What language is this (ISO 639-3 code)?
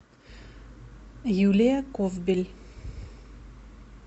rus